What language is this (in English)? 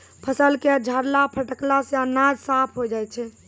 Maithili